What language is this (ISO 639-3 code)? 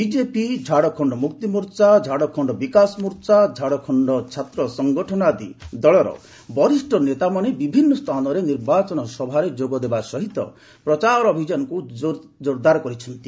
ori